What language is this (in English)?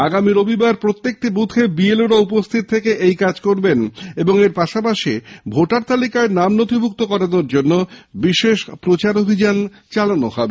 Bangla